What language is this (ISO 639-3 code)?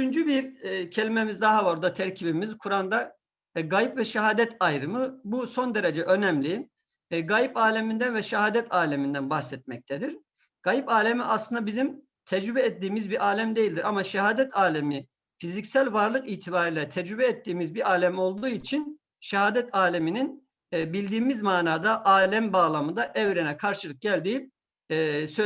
tur